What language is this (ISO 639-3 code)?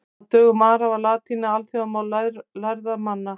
isl